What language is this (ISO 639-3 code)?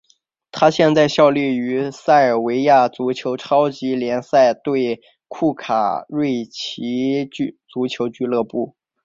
zho